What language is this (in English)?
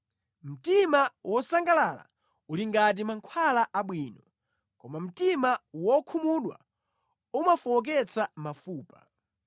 Nyanja